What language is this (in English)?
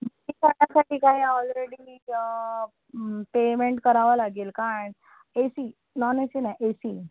Marathi